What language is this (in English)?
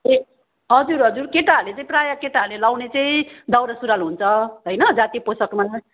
Nepali